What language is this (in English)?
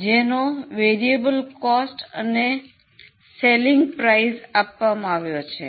Gujarati